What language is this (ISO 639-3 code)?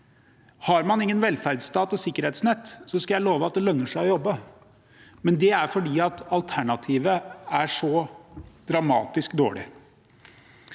nor